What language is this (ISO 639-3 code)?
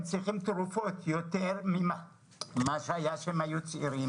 heb